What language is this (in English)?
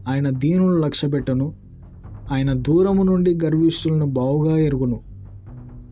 Telugu